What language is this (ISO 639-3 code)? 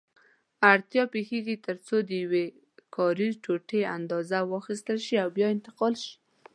pus